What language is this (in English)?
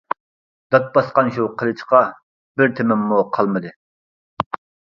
Uyghur